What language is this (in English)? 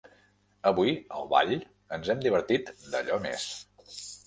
Catalan